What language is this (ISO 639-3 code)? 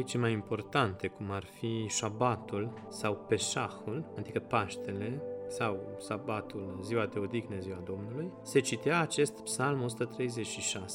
ron